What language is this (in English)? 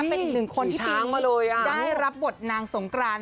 Thai